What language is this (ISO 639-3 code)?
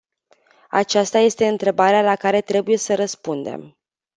ron